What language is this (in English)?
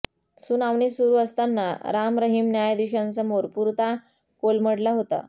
Marathi